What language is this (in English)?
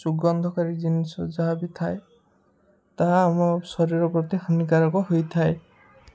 Odia